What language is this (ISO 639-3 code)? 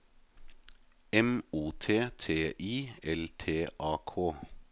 nor